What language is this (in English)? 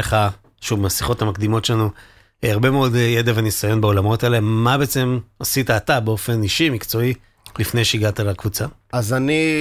Hebrew